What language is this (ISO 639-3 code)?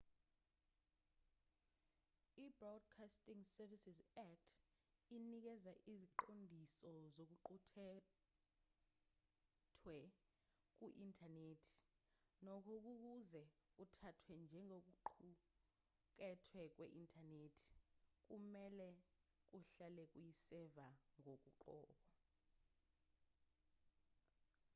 zul